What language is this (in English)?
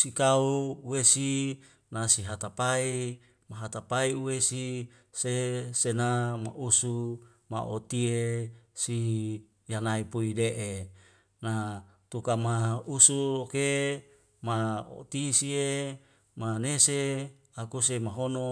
Wemale